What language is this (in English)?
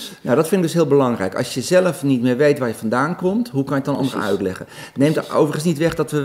Dutch